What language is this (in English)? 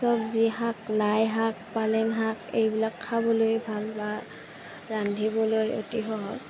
Assamese